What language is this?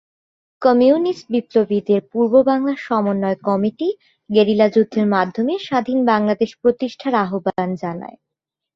Bangla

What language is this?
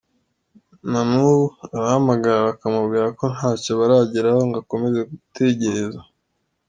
Kinyarwanda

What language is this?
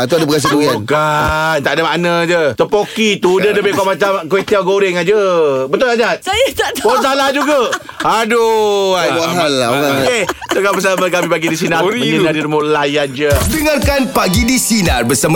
Malay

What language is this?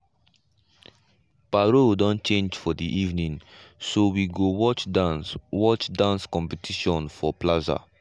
Nigerian Pidgin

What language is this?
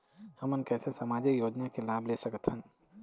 Chhattisgarhi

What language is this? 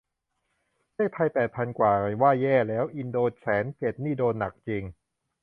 Thai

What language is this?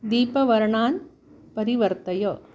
Sanskrit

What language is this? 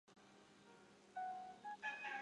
Chinese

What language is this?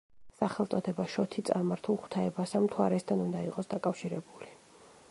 Georgian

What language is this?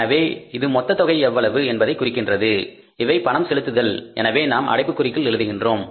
Tamil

